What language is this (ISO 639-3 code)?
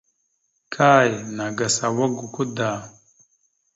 mxu